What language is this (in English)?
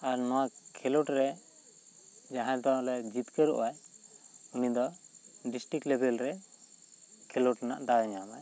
Santali